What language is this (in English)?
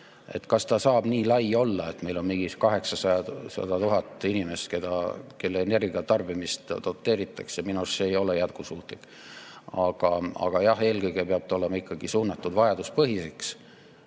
Estonian